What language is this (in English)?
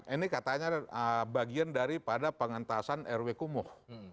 Indonesian